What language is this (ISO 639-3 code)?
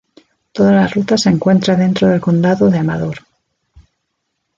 spa